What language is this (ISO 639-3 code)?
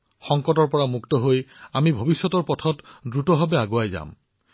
asm